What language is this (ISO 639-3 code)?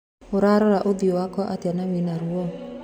kik